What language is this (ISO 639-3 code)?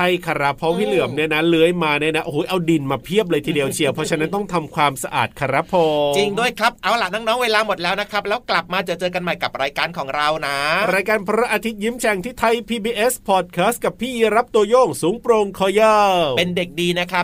tha